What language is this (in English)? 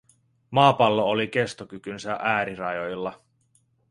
Finnish